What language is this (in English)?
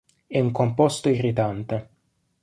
Italian